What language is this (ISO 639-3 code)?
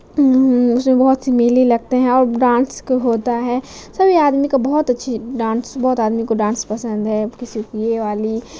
urd